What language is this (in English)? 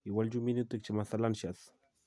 Kalenjin